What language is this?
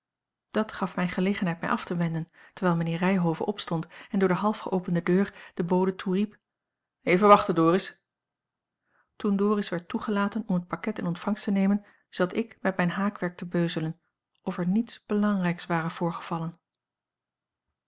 Dutch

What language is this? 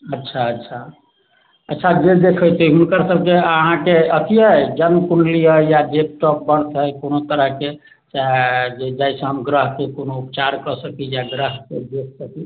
Maithili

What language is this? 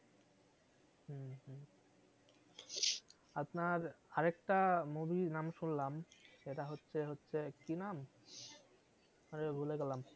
Bangla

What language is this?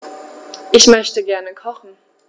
German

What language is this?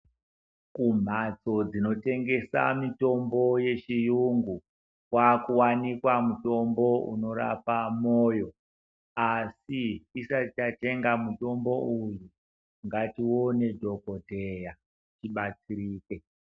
Ndau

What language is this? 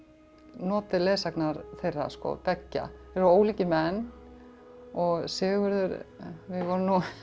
Icelandic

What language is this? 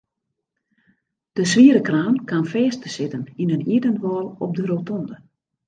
Western Frisian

